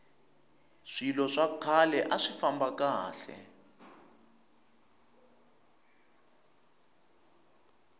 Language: Tsonga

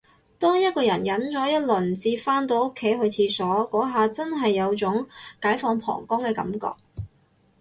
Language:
Cantonese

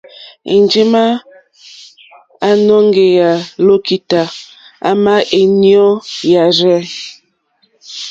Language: Mokpwe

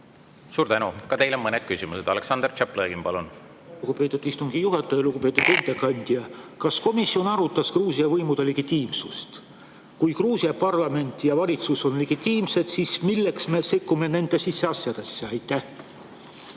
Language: Estonian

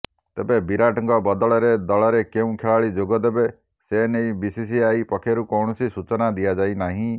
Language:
Odia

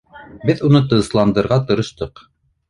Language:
Bashkir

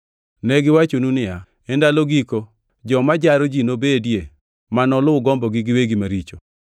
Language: Luo (Kenya and Tanzania)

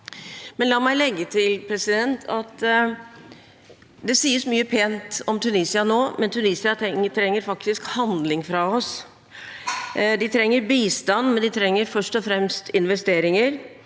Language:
Norwegian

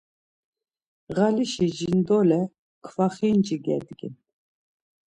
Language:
Laz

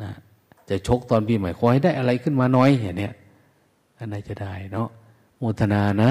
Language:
Thai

